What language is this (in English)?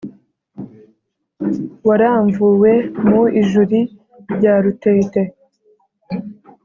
Kinyarwanda